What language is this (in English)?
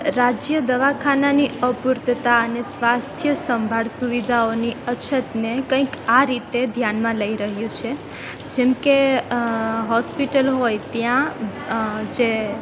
Gujarati